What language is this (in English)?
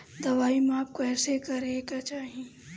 Bhojpuri